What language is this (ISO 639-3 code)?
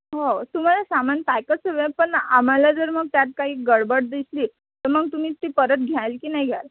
mar